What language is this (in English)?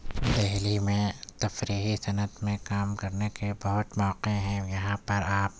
Urdu